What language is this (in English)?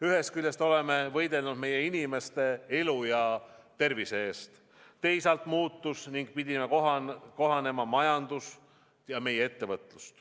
Estonian